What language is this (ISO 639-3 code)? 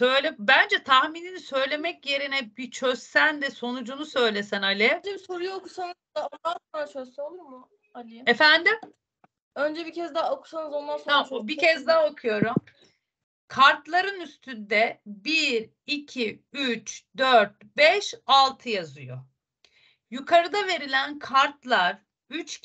tur